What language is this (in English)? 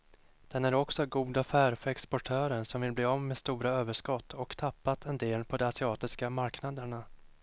Swedish